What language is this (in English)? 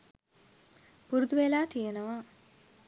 Sinhala